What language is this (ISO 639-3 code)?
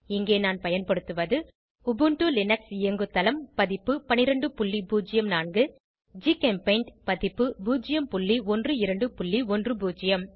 tam